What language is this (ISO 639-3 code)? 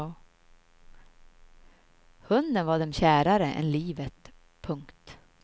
swe